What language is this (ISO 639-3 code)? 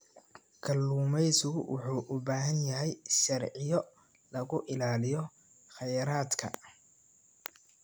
som